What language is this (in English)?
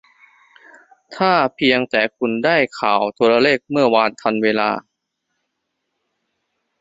Thai